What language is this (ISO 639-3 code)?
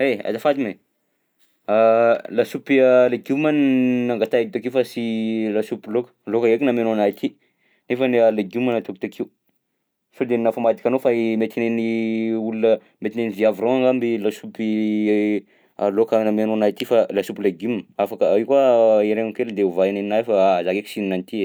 bzc